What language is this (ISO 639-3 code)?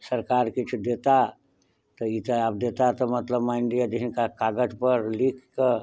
mai